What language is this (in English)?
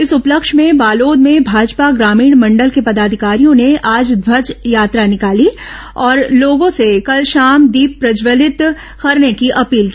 Hindi